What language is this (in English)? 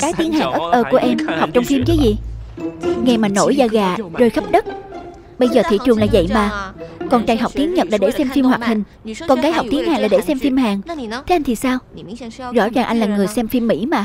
Vietnamese